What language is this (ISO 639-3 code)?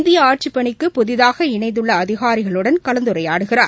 tam